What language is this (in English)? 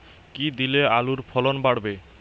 Bangla